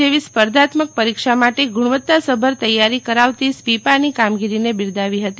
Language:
Gujarati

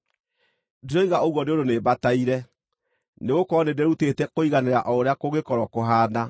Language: Kikuyu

